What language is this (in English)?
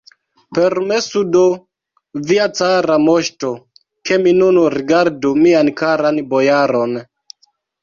Esperanto